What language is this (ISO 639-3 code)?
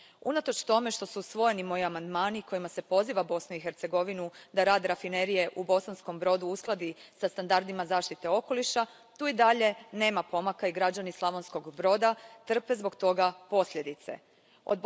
hrv